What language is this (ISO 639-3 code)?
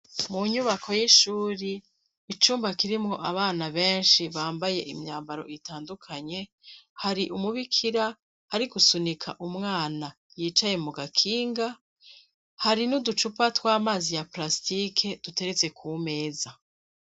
run